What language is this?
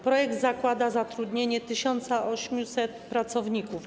Polish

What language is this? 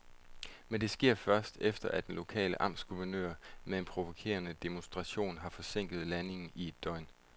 Danish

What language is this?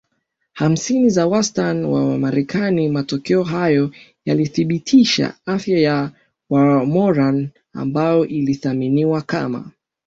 Swahili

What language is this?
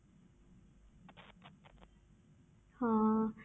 Punjabi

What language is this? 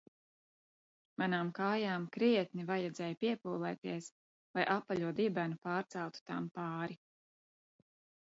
Latvian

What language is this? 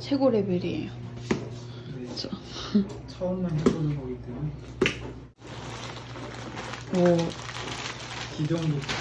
Korean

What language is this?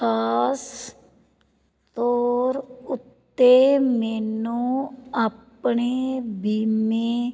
Punjabi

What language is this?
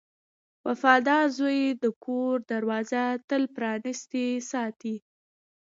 Pashto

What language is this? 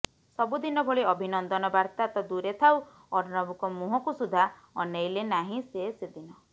Odia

